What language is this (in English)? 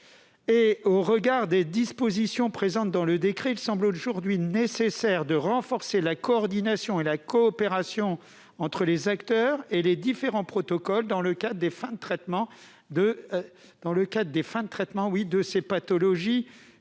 French